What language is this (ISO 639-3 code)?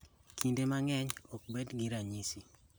luo